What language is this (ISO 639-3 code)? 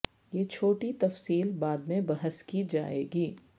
urd